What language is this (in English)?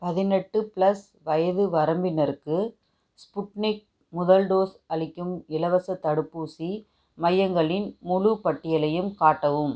Tamil